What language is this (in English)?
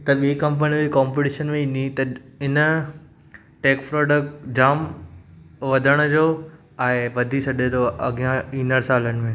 Sindhi